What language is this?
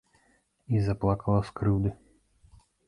Belarusian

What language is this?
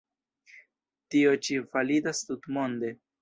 Esperanto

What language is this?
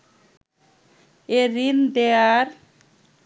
Bangla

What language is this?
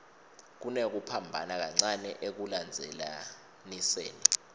Swati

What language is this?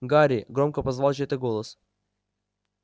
Russian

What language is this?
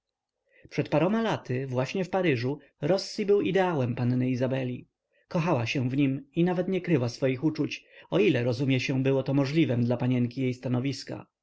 Polish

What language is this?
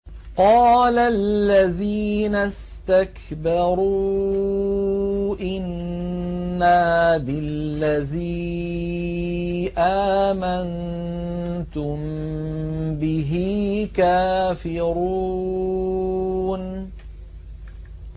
Arabic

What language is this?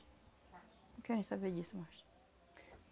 Portuguese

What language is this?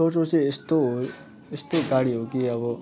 Nepali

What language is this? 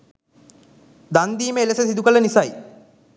Sinhala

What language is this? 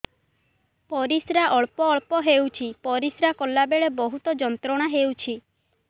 Odia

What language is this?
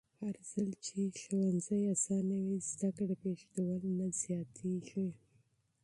Pashto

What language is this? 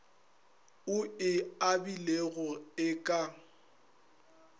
Northern Sotho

